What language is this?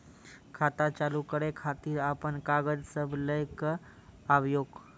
Maithili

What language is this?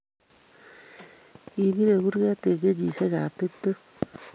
Kalenjin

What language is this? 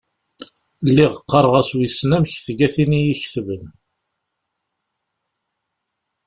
Kabyle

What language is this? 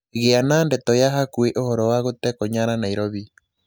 Kikuyu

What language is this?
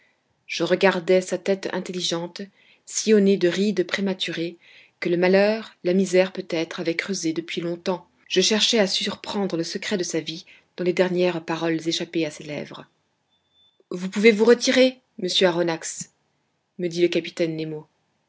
French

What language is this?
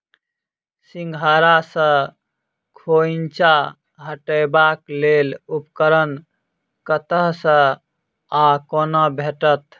Maithili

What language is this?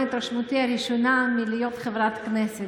Hebrew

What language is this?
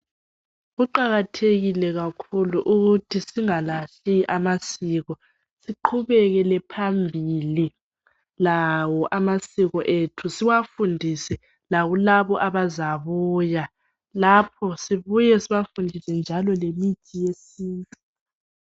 North Ndebele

